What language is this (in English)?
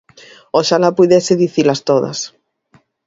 Galician